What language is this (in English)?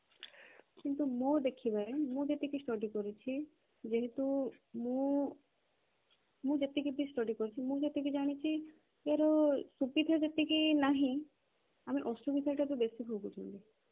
Odia